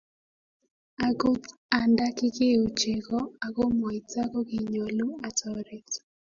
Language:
Kalenjin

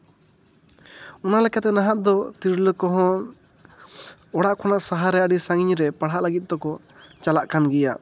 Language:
Santali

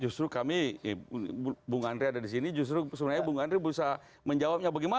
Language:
Indonesian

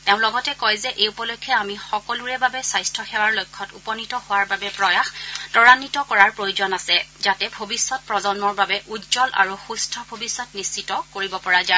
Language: Assamese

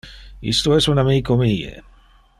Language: Interlingua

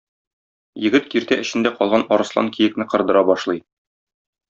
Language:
Tatar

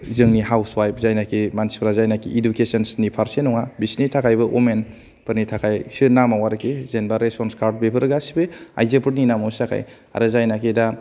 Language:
Bodo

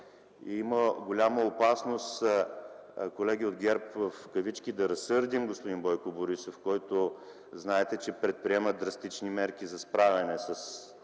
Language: Bulgarian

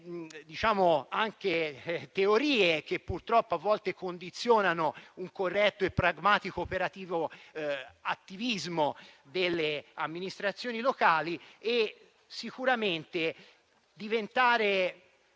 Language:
Italian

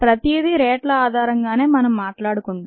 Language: Telugu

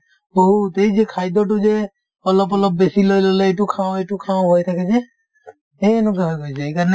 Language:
Assamese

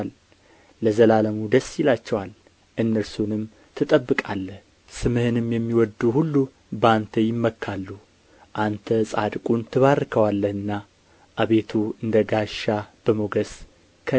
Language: Amharic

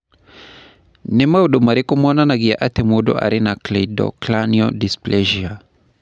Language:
Kikuyu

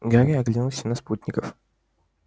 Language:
Russian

